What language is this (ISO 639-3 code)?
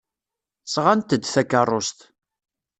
kab